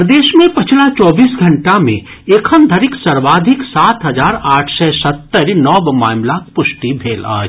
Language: Maithili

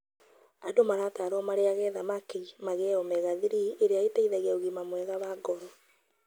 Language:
Kikuyu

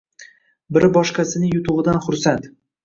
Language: Uzbek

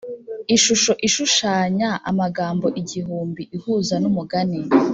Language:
Kinyarwanda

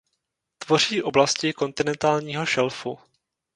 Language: Czech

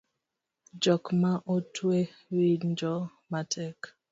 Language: Luo (Kenya and Tanzania)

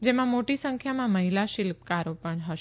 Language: Gujarati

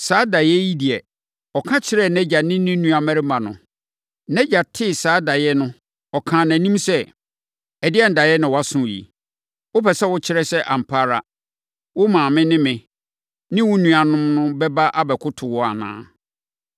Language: Akan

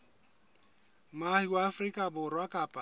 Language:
Southern Sotho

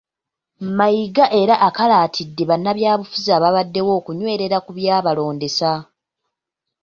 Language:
Ganda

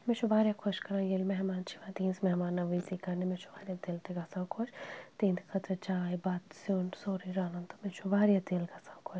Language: Kashmiri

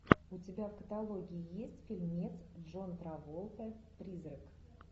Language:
Russian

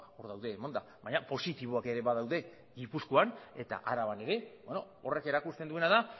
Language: Basque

